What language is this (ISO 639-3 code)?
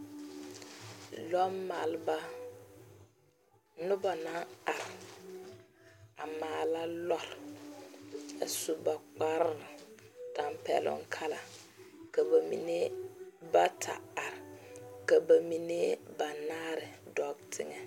dga